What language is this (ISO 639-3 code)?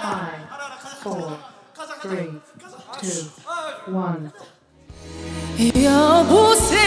kor